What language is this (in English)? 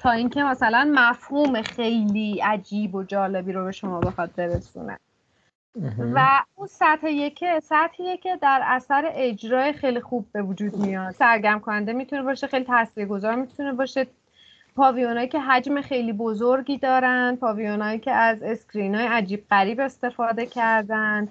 Persian